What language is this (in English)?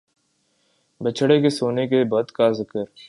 Urdu